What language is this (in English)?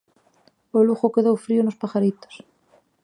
Galician